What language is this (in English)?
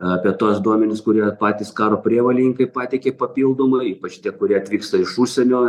Lithuanian